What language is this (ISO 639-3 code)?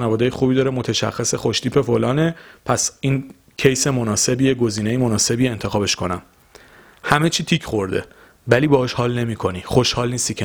fas